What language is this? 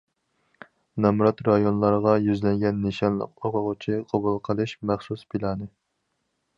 Uyghur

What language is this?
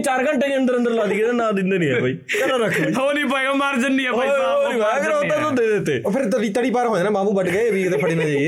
Punjabi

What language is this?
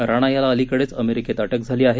Marathi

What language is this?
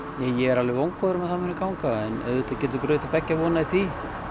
Icelandic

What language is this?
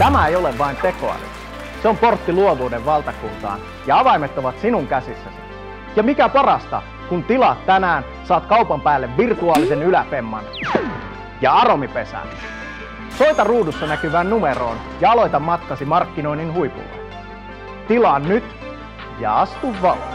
Finnish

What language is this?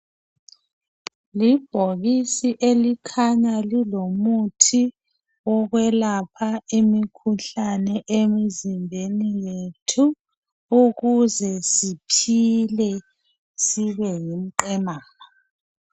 North Ndebele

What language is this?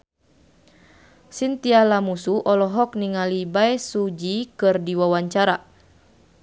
Sundanese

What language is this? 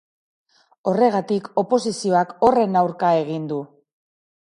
Basque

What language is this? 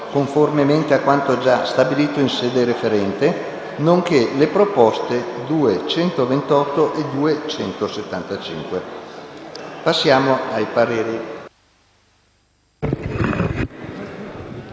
Italian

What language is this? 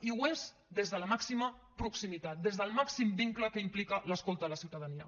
Catalan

